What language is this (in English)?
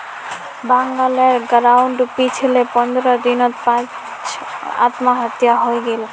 Magahi